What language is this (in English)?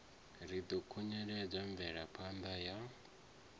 Venda